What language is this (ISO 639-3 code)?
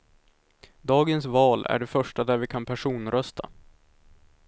swe